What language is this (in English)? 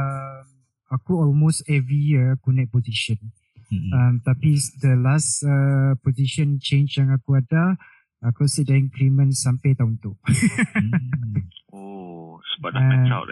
Malay